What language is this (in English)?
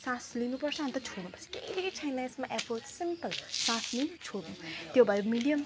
Nepali